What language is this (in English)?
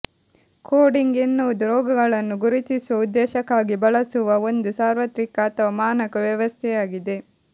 Kannada